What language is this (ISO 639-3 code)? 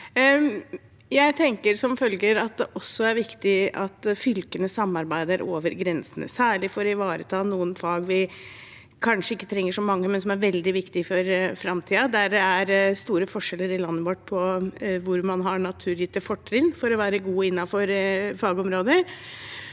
nor